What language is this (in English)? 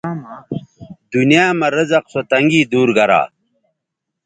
Bateri